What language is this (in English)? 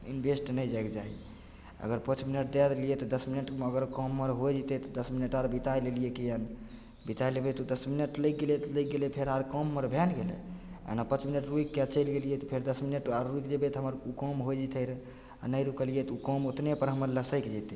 Maithili